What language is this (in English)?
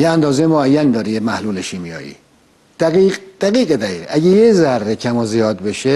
Persian